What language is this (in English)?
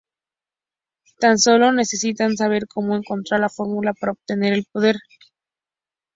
Spanish